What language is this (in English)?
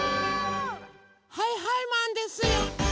Japanese